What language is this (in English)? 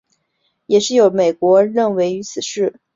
Chinese